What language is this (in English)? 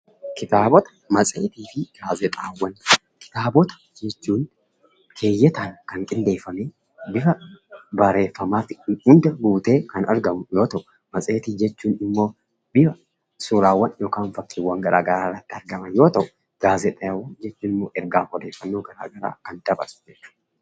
Oromo